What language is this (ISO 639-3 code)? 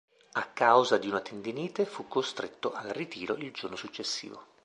ita